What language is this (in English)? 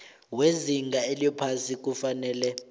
South Ndebele